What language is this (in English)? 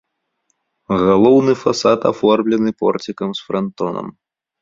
Belarusian